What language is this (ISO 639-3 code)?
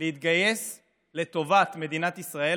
heb